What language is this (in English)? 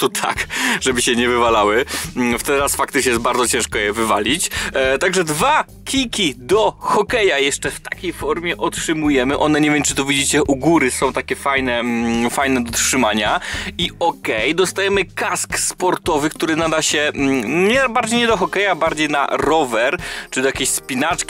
Polish